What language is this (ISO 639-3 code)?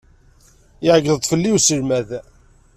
kab